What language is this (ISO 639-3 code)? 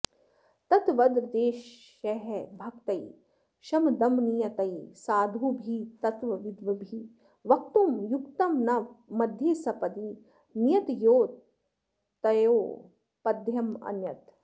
san